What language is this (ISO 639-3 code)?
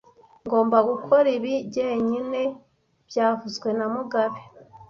kin